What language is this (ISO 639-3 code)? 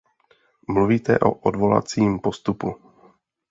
ces